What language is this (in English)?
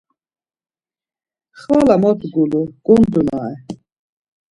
Laz